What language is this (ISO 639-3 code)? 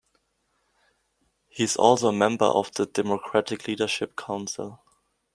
eng